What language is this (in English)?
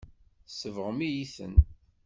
Kabyle